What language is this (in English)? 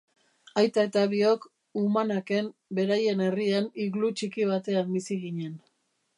Basque